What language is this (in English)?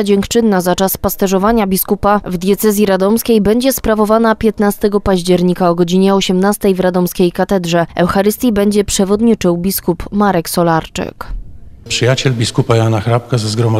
Polish